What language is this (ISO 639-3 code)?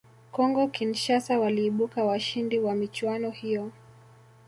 swa